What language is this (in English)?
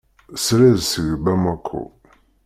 Kabyle